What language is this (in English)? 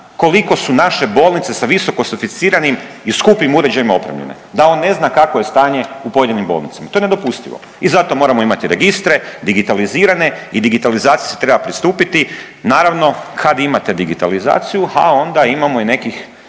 Croatian